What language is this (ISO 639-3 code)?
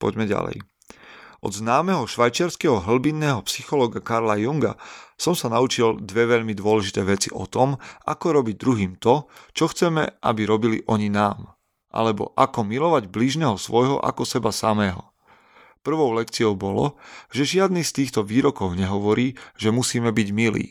slk